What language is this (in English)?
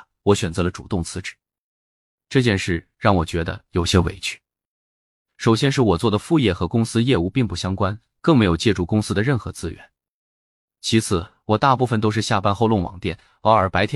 Chinese